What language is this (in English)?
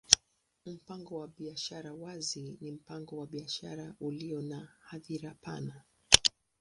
Swahili